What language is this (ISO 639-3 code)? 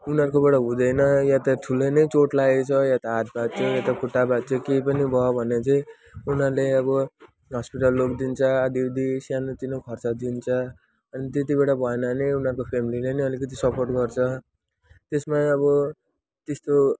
nep